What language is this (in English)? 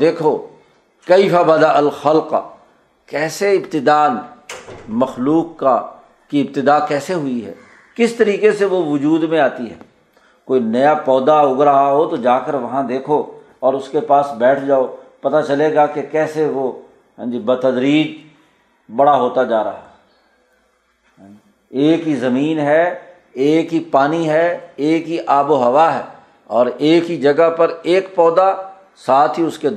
Urdu